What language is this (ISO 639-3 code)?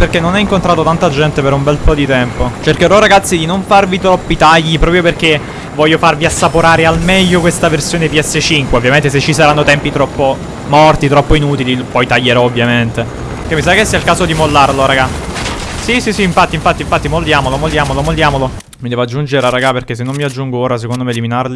ita